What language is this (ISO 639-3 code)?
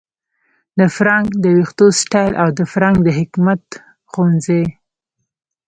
pus